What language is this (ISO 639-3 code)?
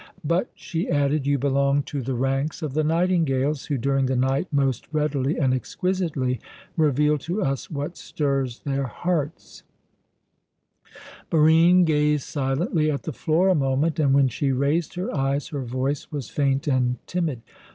eng